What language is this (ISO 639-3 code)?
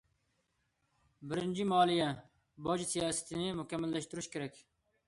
uig